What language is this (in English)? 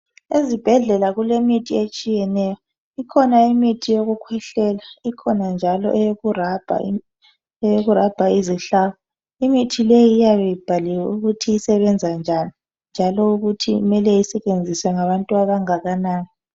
North Ndebele